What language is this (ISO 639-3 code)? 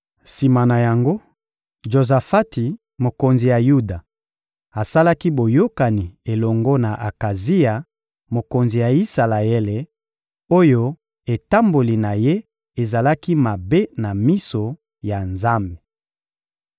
lin